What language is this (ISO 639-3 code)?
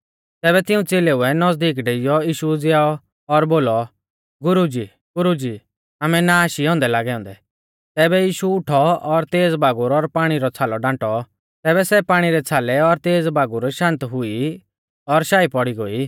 bfz